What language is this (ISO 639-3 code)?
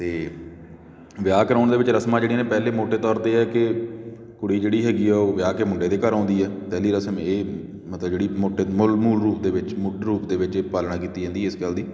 pan